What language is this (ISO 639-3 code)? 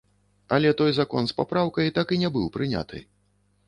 bel